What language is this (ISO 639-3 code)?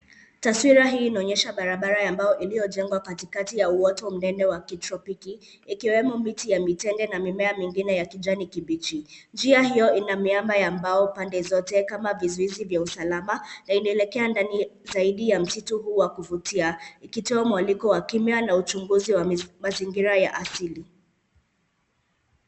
swa